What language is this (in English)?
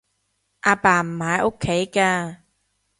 Cantonese